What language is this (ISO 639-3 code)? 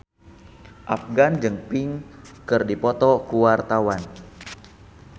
sun